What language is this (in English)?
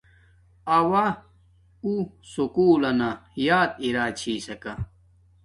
Domaaki